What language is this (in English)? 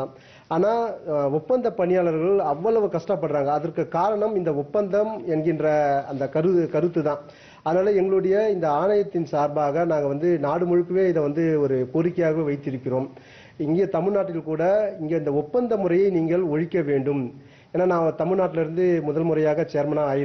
Hindi